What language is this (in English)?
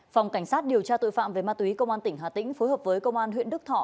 Vietnamese